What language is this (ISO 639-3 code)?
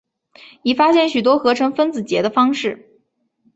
zho